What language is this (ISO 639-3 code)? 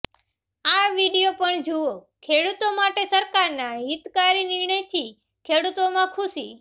guj